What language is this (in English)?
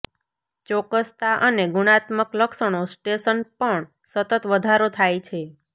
Gujarati